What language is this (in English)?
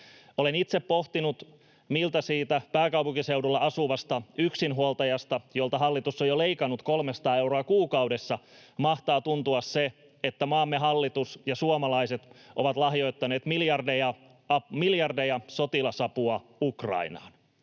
Finnish